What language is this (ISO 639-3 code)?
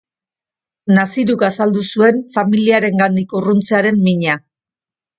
eus